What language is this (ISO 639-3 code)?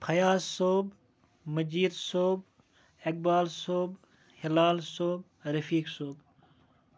kas